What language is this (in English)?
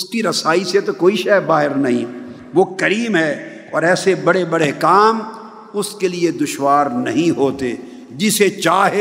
Urdu